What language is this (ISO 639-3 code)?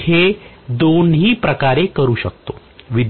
mar